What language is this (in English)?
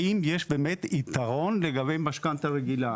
Hebrew